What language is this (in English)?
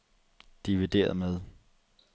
Danish